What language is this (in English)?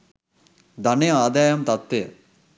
Sinhala